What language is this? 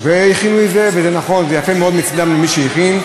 Hebrew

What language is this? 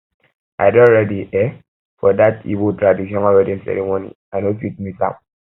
Nigerian Pidgin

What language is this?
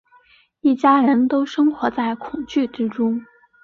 Chinese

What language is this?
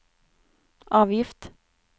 Norwegian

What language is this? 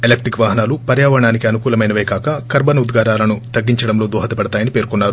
Telugu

